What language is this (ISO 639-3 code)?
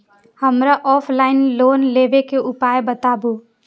mai